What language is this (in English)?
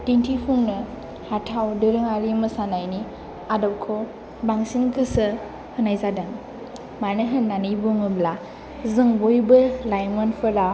Bodo